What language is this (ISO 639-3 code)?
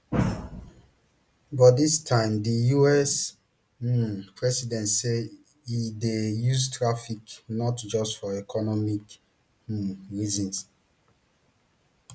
pcm